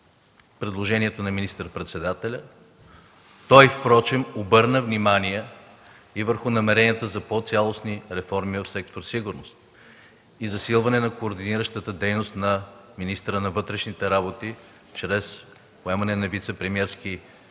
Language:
Bulgarian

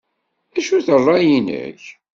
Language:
Kabyle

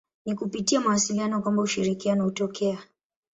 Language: Swahili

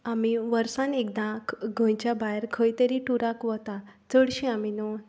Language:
Konkani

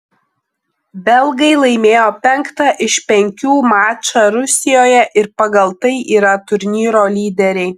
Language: Lithuanian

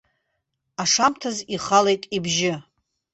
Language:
Abkhazian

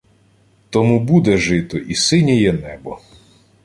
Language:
Ukrainian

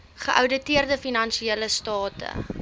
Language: Afrikaans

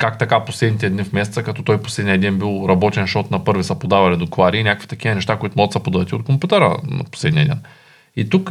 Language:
Bulgarian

